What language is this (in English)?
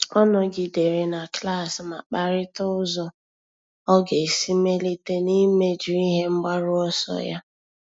Igbo